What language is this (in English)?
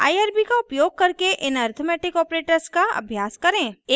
Hindi